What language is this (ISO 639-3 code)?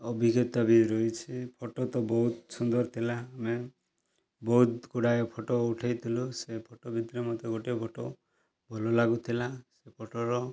ori